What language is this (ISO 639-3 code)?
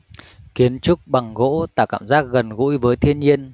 vie